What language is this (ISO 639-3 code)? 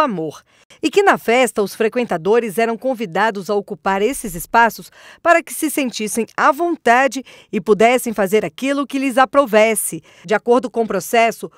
por